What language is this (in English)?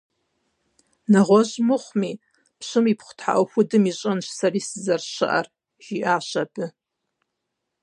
Kabardian